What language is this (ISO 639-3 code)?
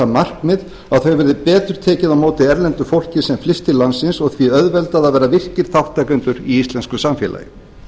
isl